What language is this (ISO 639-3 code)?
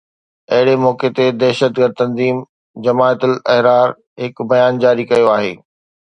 snd